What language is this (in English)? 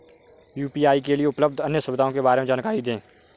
Hindi